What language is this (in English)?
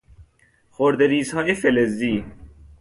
Persian